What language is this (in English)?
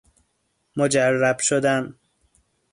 Persian